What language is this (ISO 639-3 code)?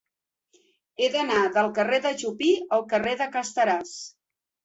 cat